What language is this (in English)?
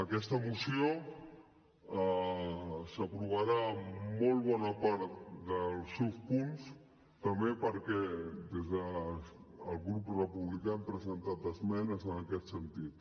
Catalan